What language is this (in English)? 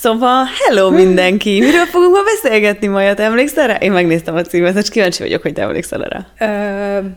Hungarian